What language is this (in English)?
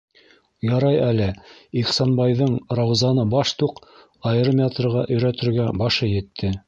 Bashkir